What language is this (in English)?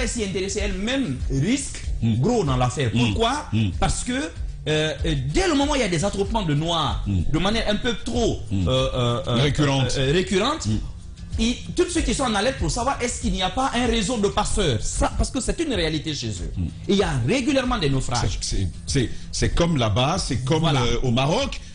French